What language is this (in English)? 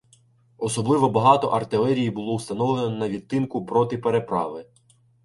Ukrainian